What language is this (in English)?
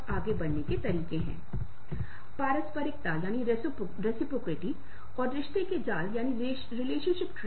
Hindi